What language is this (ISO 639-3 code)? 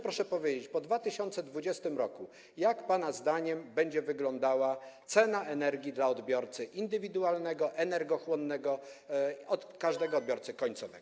pol